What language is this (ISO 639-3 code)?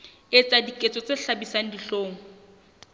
sot